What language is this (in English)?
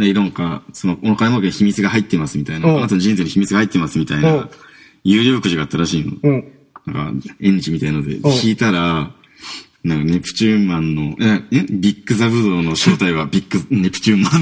Japanese